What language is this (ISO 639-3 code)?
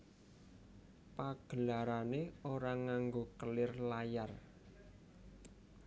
jav